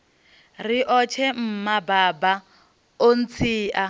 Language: Venda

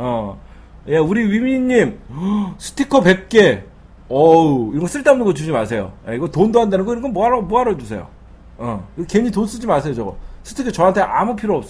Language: Korean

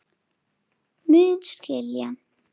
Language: Icelandic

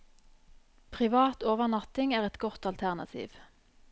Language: Norwegian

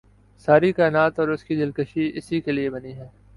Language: Urdu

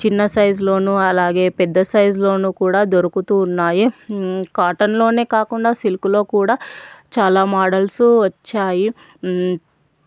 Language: Telugu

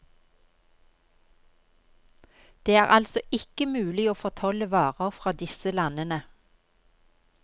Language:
Norwegian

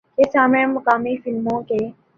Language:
Urdu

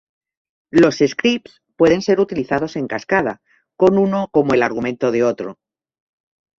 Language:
Spanish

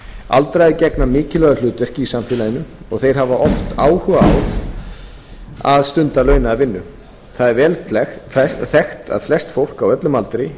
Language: Icelandic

